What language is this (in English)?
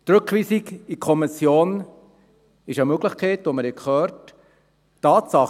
Swiss German